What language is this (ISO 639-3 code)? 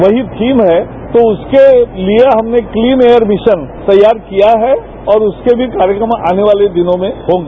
hin